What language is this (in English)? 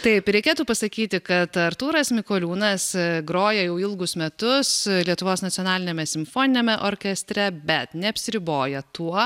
Lithuanian